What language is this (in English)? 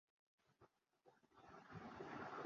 Bangla